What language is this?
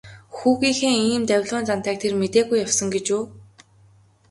Mongolian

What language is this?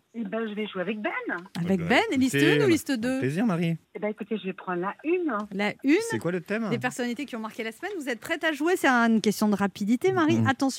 French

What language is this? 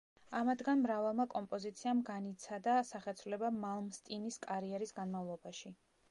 Georgian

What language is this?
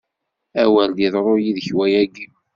Kabyle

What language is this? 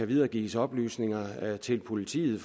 Danish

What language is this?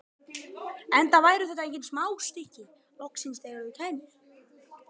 Icelandic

